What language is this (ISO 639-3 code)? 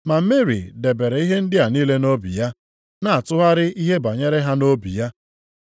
ibo